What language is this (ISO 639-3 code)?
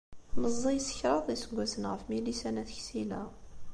kab